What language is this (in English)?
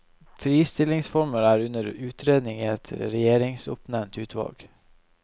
Norwegian